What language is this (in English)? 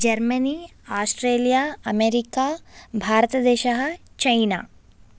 Sanskrit